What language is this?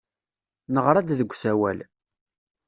Kabyle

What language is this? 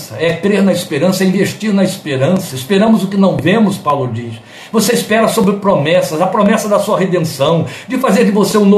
Portuguese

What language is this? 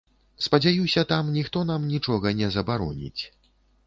Belarusian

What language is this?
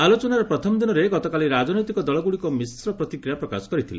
Odia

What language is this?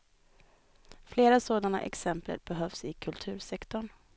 Swedish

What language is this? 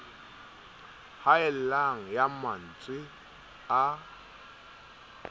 Southern Sotho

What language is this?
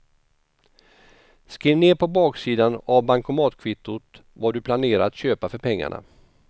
Swedish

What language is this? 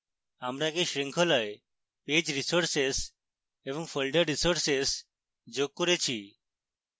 Bangla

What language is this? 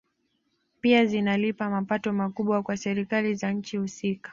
Swahili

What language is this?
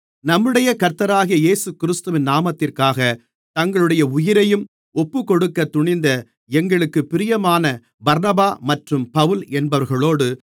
Tamil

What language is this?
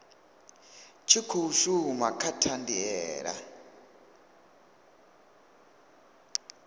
Venda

